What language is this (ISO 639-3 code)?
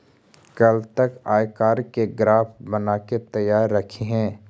mag